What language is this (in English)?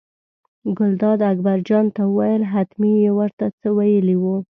Pashto